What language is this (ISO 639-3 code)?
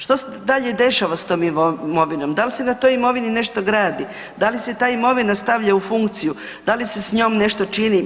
hrv